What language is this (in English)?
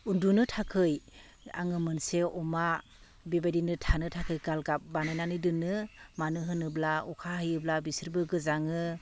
Bodo